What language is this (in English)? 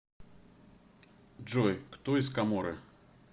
Russian